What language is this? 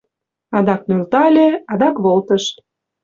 Mari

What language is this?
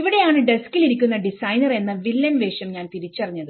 Malayalam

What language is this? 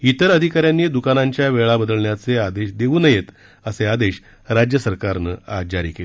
Marathi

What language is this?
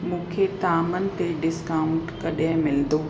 Sindhi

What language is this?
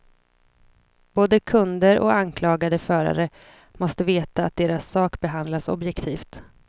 Swedish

